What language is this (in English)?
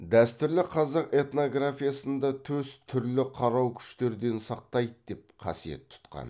Kazakh